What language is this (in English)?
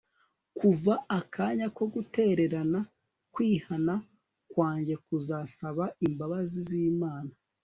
Kinyarwanda